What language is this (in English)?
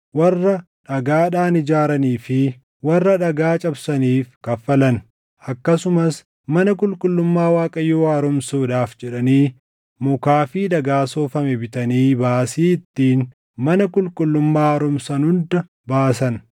Oromo